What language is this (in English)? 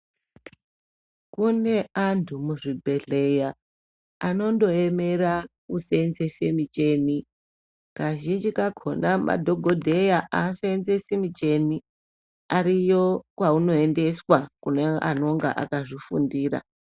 Ndau